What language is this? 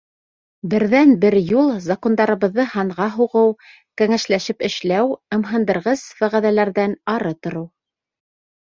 Bashkir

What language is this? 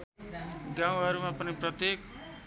Nepali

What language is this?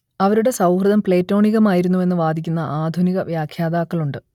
Malayalam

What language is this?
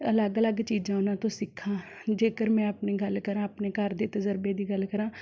Punjabi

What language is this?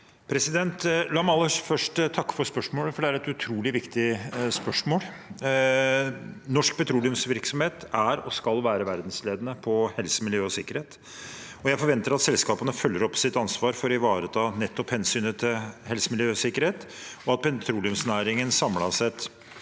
Norwegian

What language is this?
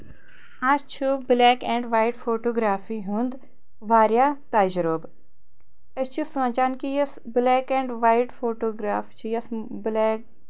Kashmiri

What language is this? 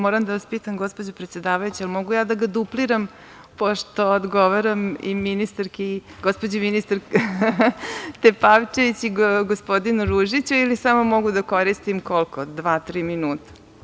Serbian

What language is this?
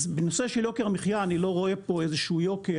Hebrew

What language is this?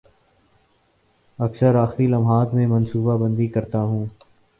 Urdu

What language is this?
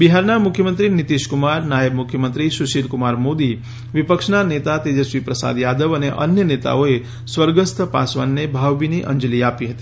Gujarati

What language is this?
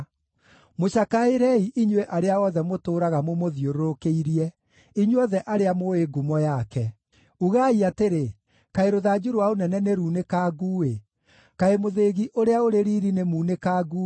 Kikuyu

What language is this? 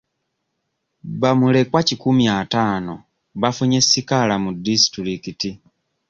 Ganda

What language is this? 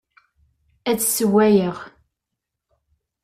Kabyle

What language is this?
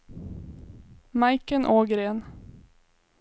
Swedish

